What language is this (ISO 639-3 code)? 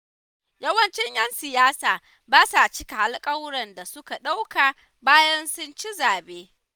hau